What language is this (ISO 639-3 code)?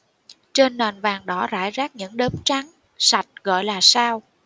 vie